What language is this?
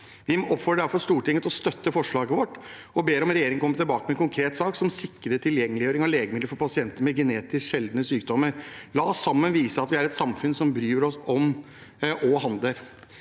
Norwegian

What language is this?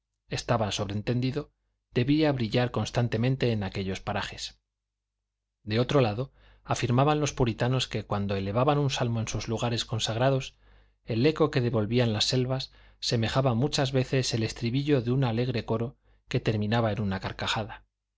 Spanish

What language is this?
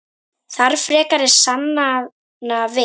Icelandic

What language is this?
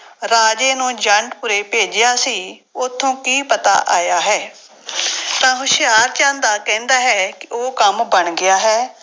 Punjabi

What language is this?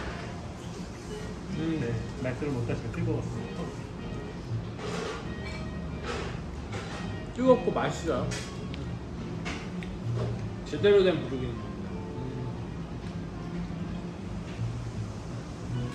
Korean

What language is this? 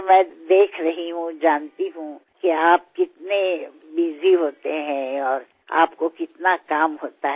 Bangla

